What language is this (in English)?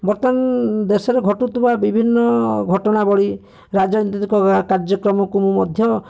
Odia